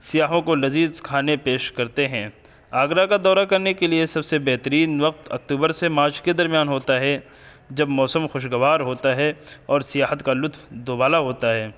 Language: Urdu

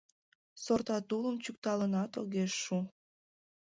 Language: Mari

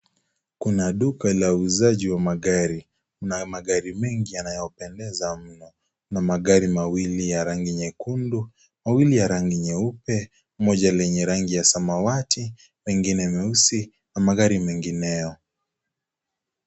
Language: Swahili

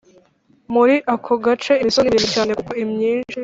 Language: Kinyarwanda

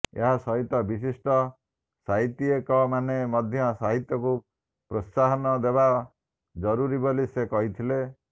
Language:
Odia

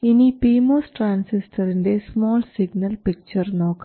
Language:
Malayalam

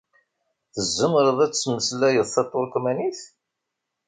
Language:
Kabyle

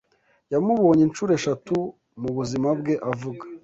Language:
Kinyarwanda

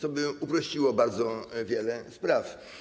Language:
Polish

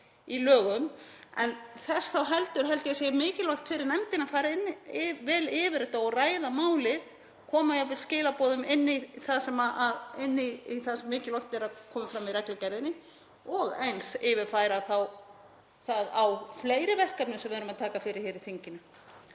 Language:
Icelandic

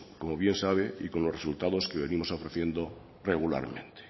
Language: Spanish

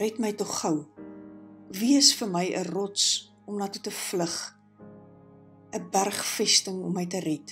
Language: Dutch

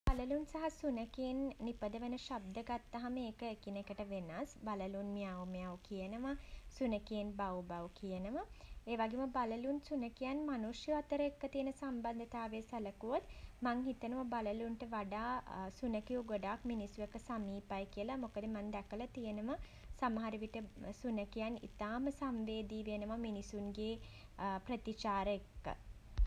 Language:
Sinhala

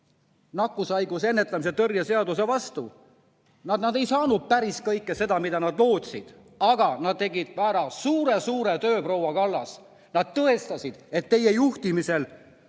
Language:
Estonian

